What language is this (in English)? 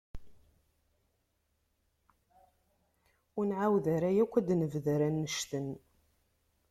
Kabyle